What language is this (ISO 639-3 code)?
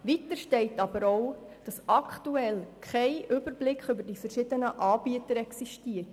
gsw